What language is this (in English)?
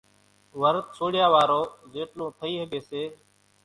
Kachi Koli